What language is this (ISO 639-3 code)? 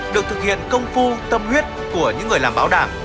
vie